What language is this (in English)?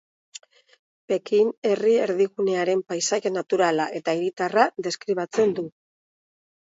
Basque